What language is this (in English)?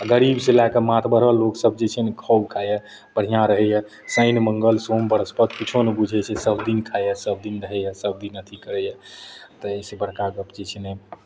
Maithili